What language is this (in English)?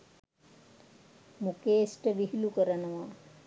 Sinhala